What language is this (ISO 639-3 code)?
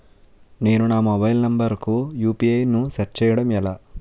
tel